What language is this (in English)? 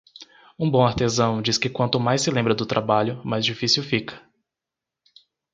Portuguese